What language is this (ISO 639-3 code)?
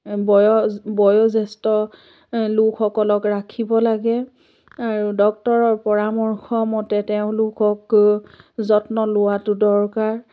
asm